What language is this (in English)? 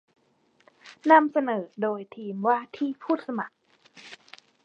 Thai